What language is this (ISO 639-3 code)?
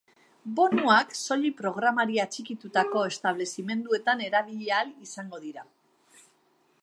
eus